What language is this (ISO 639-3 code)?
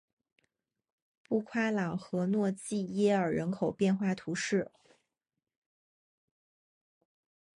zho